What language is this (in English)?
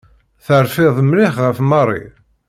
Kabyle